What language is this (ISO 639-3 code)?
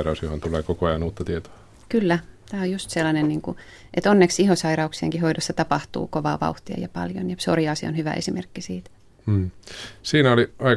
fin